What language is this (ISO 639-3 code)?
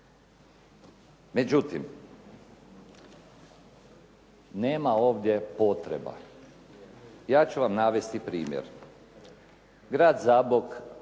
hrv